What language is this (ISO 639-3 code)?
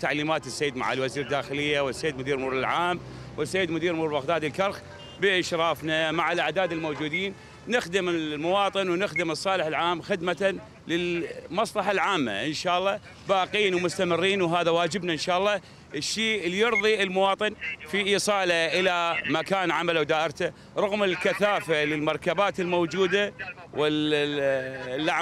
ara